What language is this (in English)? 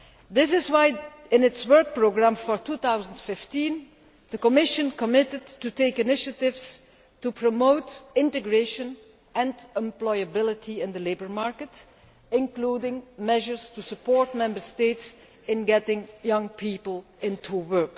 English